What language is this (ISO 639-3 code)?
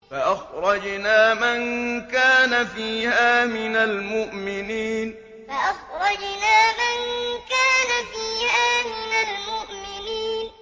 ara